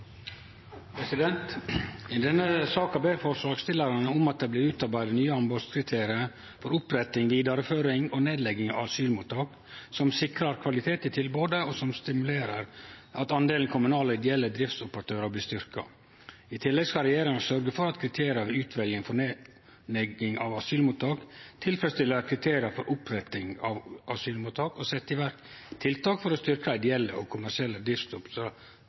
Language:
Norwegian Nynorsk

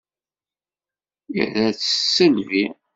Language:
Kabyle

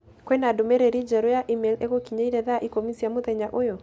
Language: Kikuyu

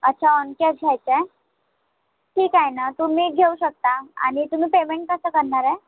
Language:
Marathi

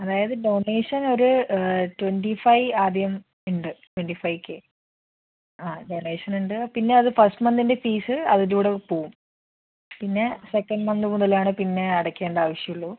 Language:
Malayalam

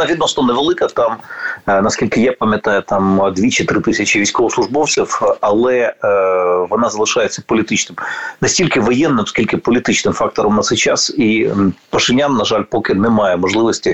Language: Ukrainian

